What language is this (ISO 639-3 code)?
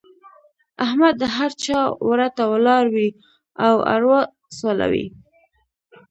pus